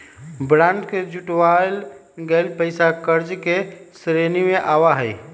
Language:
Magahi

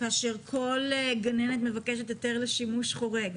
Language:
Hebrew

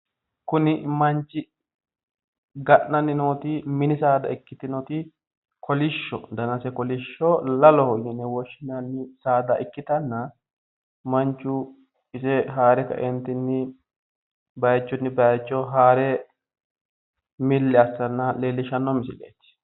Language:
Sidamo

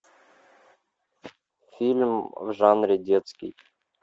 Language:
Russian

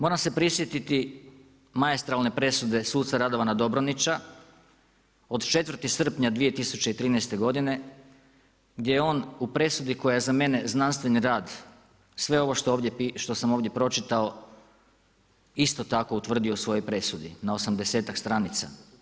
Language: Croatian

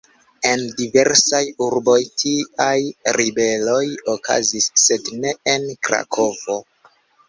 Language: Esperanto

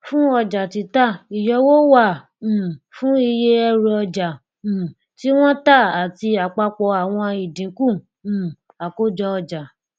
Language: Yoruba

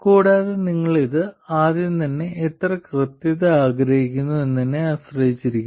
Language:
Malayalam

